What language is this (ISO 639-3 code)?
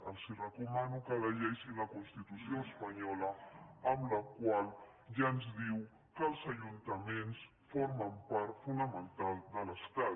cat